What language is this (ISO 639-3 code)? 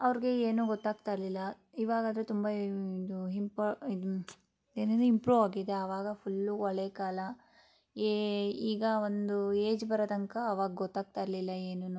kan